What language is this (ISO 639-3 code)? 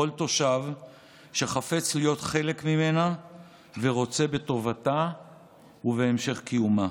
heb